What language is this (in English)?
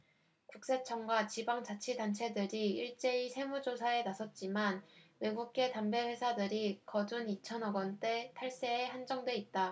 Korean